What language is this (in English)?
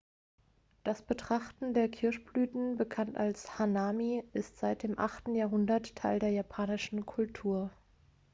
German